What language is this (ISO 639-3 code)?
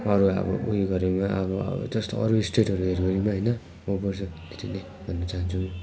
nep